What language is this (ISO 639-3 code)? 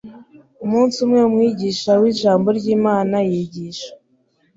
kin